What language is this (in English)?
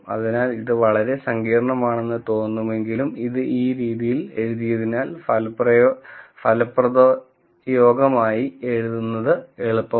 Malayalam